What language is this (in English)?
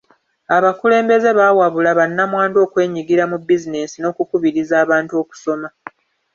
Ganda